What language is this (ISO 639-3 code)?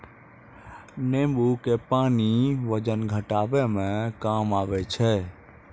mai